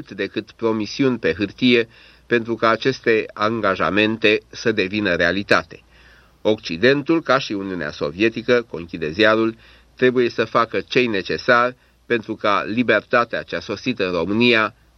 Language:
Romanian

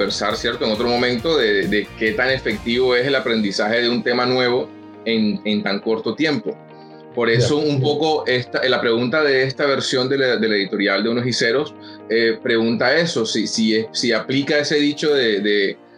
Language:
Spanish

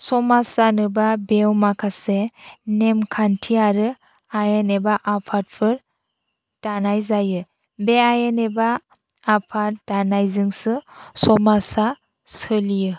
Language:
Bodo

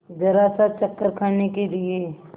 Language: Hindi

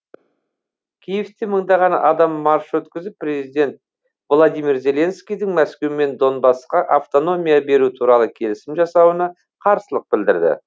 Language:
Kazakh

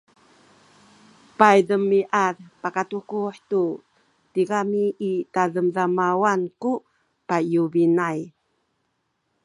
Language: Sakizaya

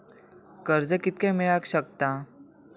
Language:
Marathi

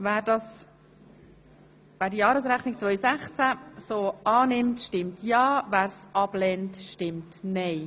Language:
Swiss German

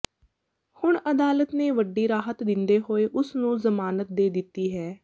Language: Punjabi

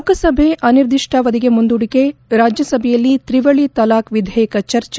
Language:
Kannada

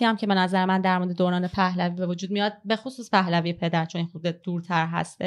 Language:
Persian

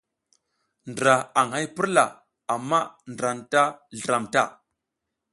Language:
South Giziga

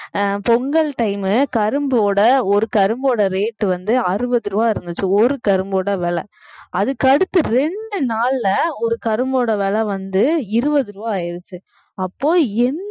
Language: Tamil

